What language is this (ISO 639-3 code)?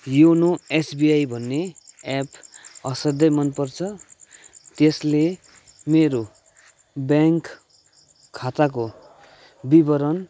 nep